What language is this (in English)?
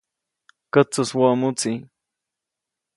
Copainalá Zoque